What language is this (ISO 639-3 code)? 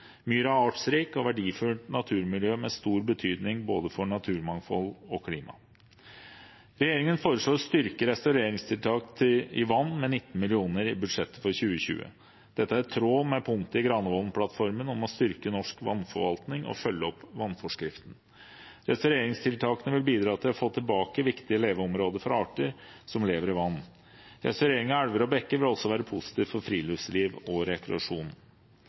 nob